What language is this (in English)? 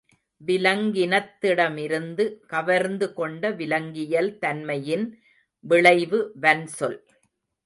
Tamil